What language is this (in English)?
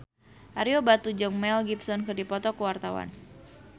Sundanese